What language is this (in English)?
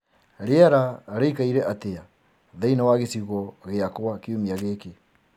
Kikuyu